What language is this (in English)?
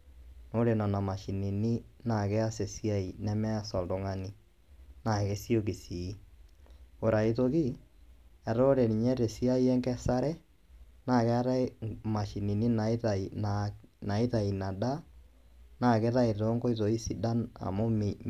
Masai